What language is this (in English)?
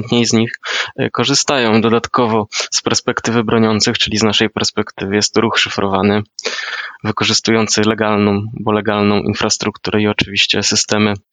Polish